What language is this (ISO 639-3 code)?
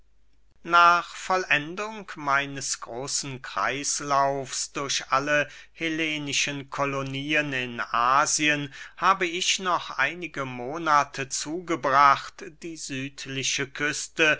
deu